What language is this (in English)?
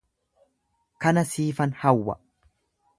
Oromo